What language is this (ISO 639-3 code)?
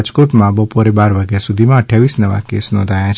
guj